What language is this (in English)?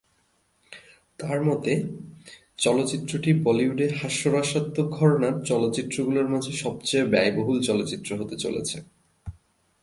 Bangla